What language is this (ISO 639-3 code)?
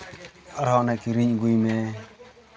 sat